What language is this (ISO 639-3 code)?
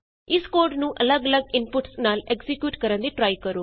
pan